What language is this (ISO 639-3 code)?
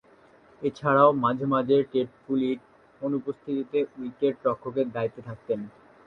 ben